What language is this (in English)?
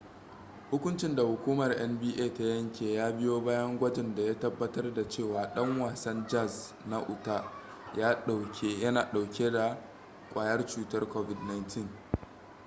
Hausa